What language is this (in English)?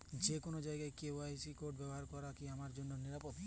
Bangla